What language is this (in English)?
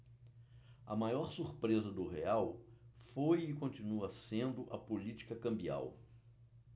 Portuguese